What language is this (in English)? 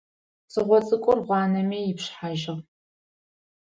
Adyghe